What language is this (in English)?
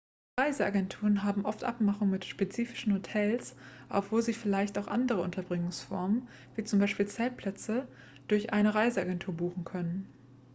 German